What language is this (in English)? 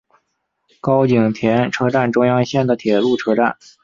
Chinese